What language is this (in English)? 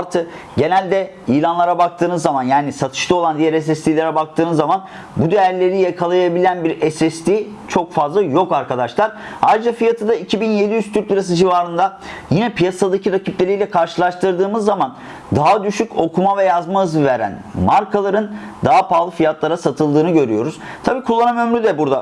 Turkish